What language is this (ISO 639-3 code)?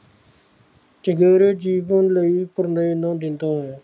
pan